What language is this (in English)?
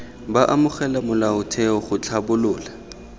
Tswana